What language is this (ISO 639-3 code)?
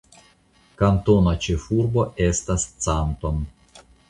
epo